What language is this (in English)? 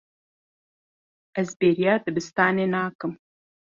Kurdish